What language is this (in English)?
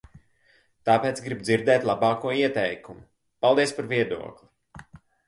Latvian